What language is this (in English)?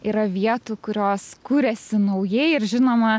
Lithuanian